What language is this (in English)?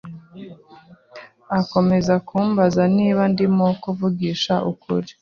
Kinyarwanda